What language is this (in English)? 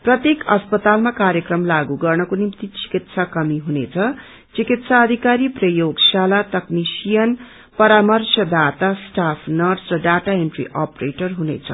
Nepali